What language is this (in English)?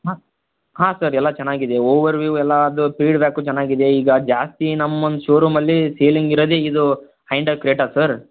Kannada